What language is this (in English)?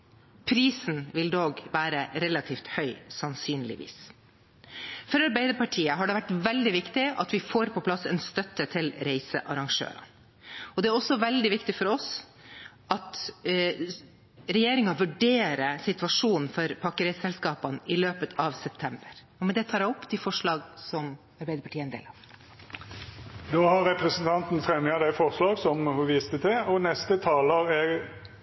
Norwegian